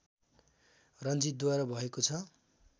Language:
Nepali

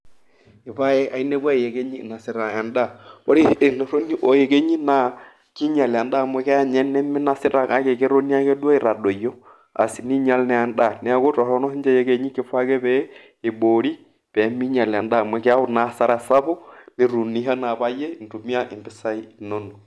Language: Masai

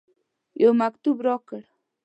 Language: Pashto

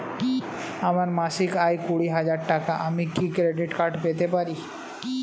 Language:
Bangla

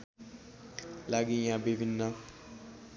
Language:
Nepali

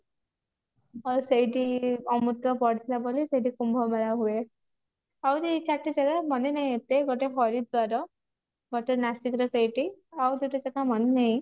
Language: Odia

